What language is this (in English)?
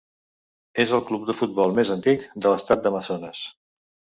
Catalan